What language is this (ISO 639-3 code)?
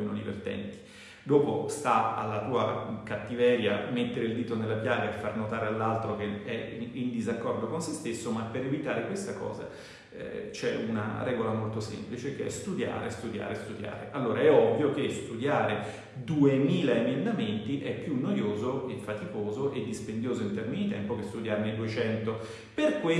ita